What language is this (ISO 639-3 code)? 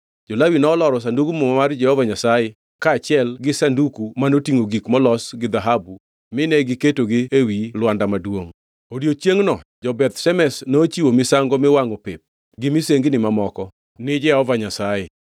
luo